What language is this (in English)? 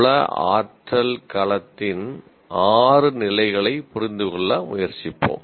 Tamil